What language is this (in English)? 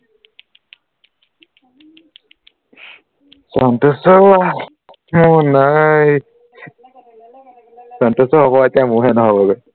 Assamese